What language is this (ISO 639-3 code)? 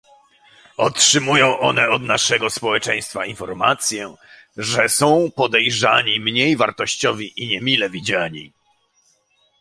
pol